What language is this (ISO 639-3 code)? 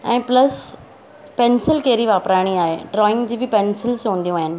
snd